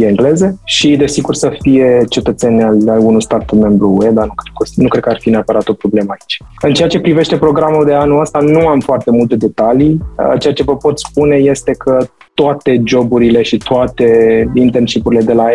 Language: Romanian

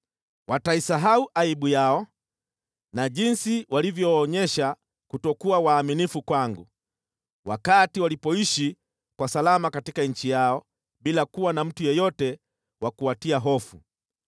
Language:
Swahili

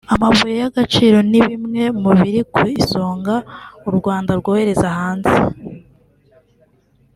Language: Kinyarwanda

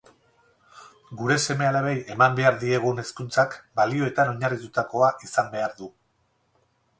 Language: Basque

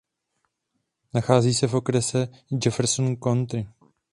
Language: Czech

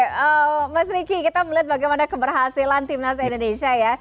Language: Indonesian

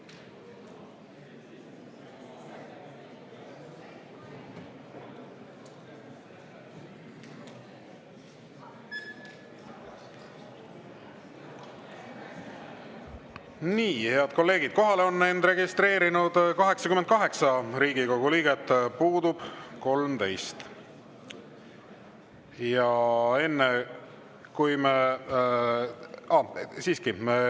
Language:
Estonian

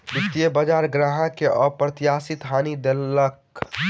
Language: Maithili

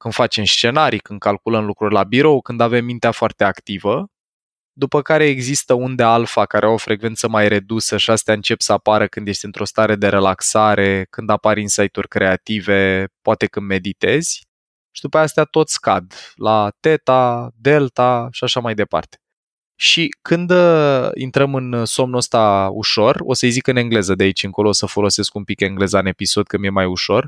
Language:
Romanian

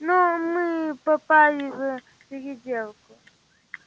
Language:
Russian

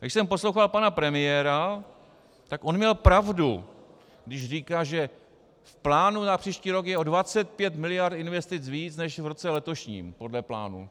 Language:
Czech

